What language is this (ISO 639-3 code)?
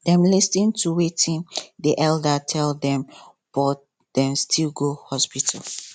pcm